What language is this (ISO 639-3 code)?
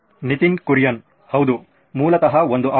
kan